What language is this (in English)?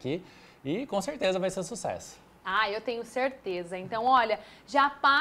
Portuguese